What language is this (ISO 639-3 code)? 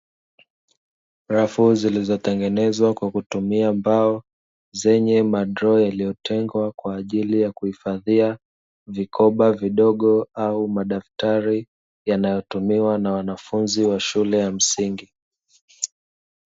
swa